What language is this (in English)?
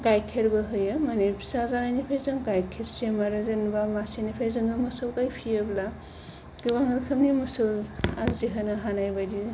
Bodo